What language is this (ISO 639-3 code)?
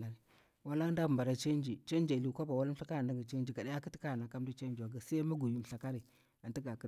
bwr